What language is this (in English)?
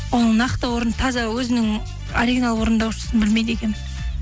Kazakh